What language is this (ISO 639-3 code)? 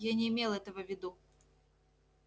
rus